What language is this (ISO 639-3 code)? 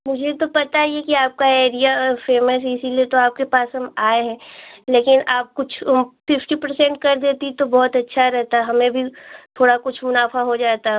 hin